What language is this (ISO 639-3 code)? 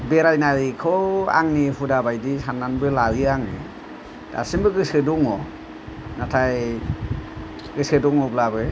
brx